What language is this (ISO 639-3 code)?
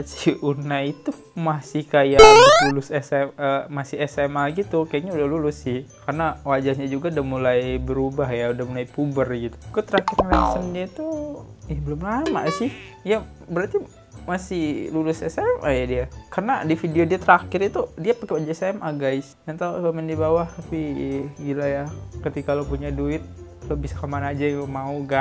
ind